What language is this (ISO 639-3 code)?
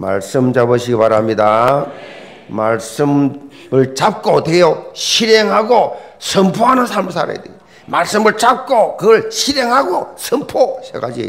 kor